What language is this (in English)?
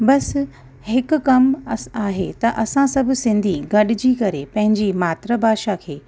Sindhi